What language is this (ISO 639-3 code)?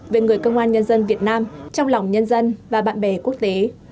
vie